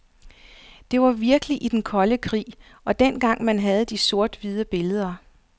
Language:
Danish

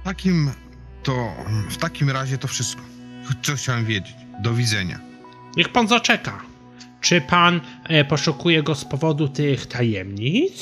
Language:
Polish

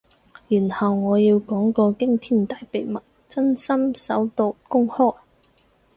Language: Cantonese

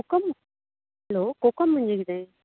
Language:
Konkani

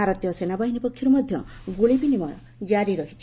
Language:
Odia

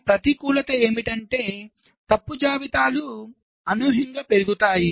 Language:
Telugu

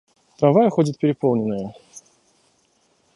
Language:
Russian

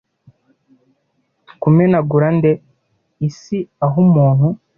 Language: Kinyarwanda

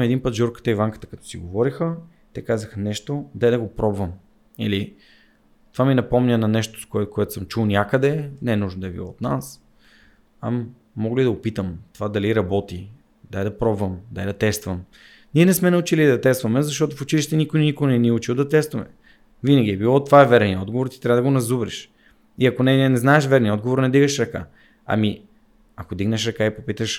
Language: Bulgarian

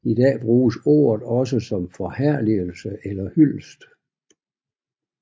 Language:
Danish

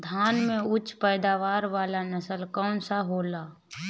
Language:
Bhojpuri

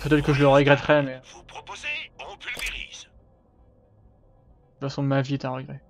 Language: French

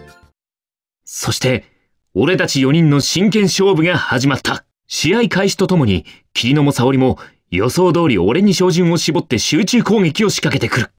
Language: Japanese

